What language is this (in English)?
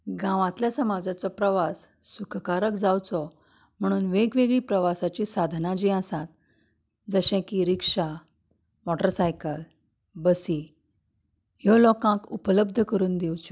Konkani